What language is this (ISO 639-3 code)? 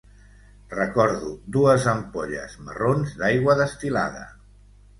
cat